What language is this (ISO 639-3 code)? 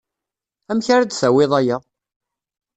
kab